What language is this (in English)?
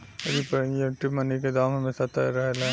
Bhojpuri